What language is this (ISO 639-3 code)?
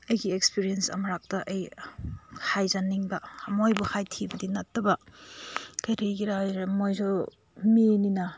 mni